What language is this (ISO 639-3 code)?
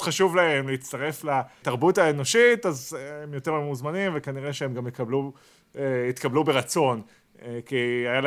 heb